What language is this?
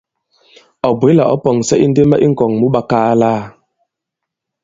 Bankon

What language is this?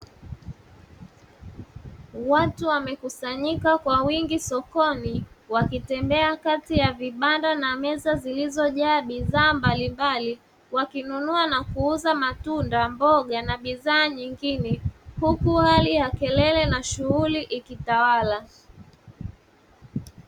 Swahili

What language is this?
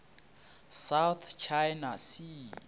Northern Sotho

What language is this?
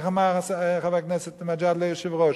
Hebrew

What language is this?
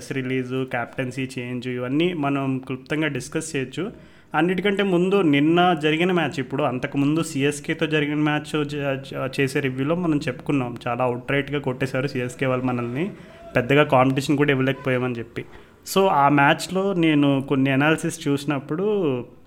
Telugu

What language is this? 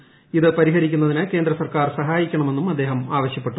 Malayalam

